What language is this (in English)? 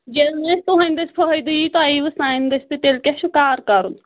Kashmiri